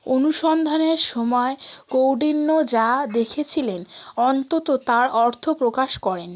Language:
Bangla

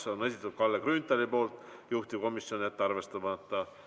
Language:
Estonian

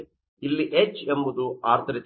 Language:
Kannada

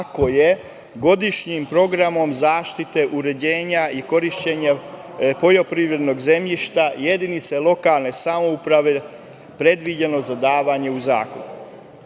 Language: Serbian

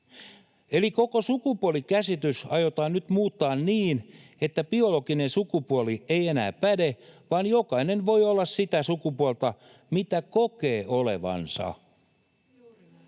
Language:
Finnish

